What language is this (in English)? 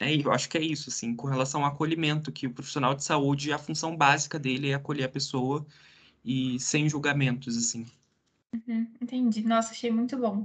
Portuguese